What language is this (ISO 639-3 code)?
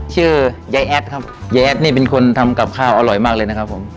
tha